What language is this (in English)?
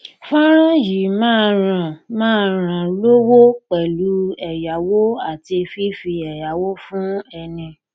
Yoruba